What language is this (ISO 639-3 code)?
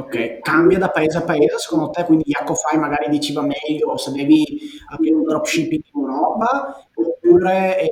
ita